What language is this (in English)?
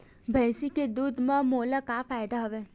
Chhattisgarhi